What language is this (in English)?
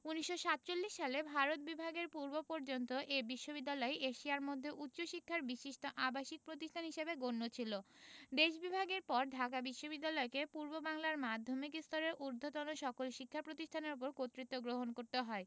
Bangla